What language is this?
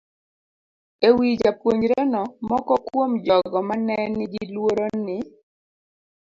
Luo (Kenya and Tanzania)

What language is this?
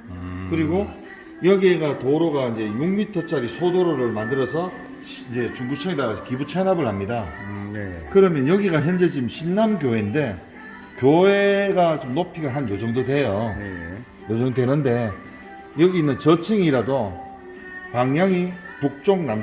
Korean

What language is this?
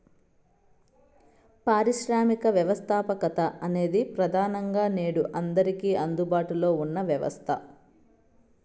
Telugu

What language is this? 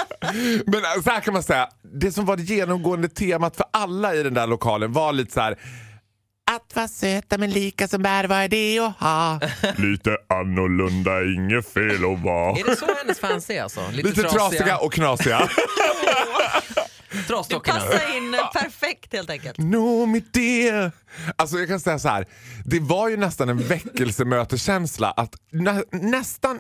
Swedish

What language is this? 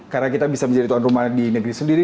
Indonesian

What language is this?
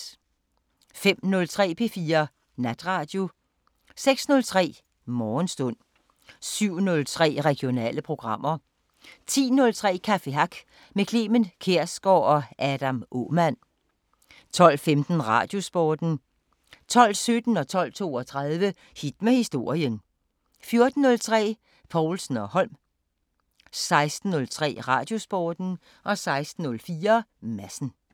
Danish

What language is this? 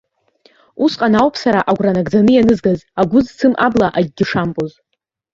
Abkhazian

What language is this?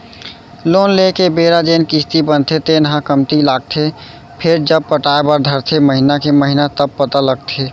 Chhattisgarhi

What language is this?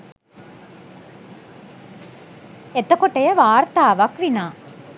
Sinhala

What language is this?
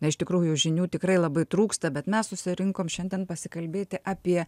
Lithuanian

